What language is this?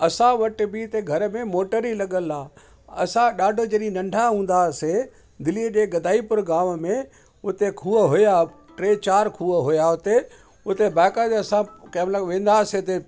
Sindhi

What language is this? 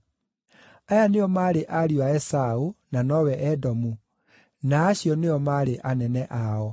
Kikuyu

